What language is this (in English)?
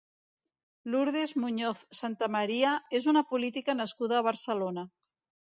Catalan